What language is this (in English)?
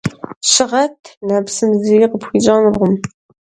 Kabardian